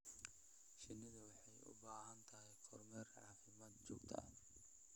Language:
Somali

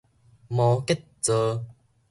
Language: Min Nan Chinese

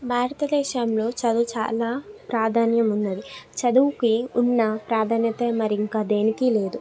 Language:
Telugu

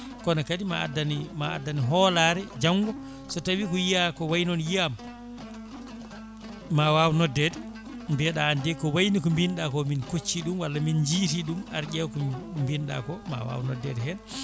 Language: Fula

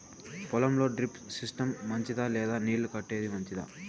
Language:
Telugu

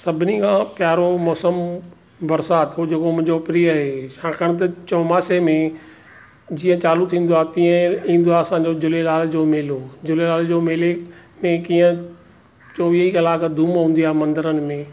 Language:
Sindhi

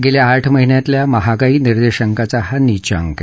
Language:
Marathi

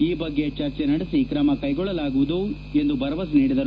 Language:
Kannada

